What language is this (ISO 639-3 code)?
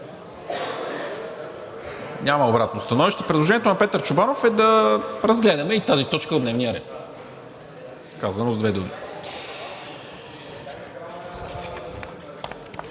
bul